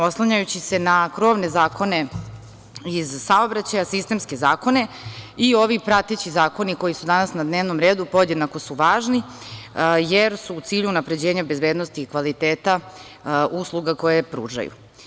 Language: Serbian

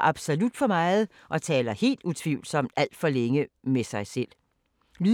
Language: Danish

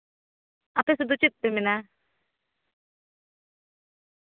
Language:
Santali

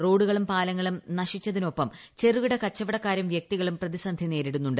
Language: Malayalam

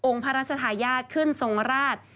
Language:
Thai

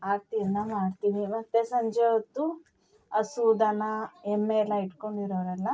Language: Kannada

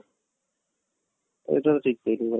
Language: Odia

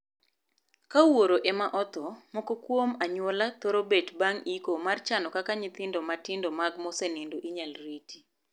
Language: Luo (Kenya and Tanzania)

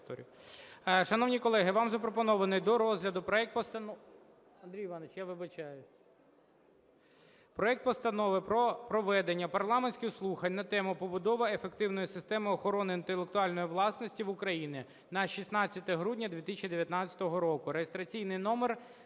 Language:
Ukrainian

